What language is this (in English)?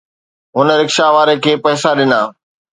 Sindhi